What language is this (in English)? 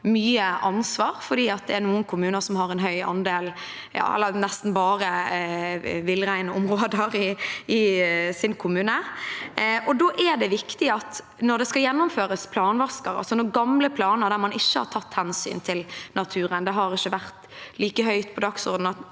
Norwegian